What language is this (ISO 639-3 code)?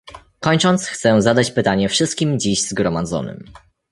pol